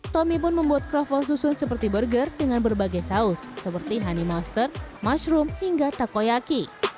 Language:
Indonesian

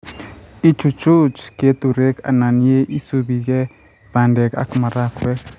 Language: Kalenjin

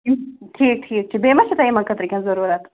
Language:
Kashmiri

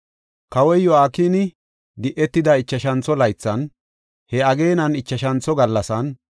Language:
Gofa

